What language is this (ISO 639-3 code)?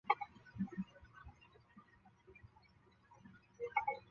zho